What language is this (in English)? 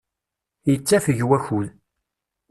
Kabyle